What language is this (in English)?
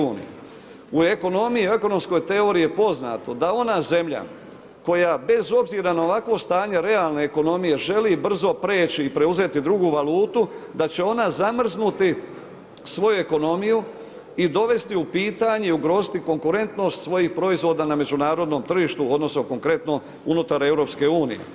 Croatian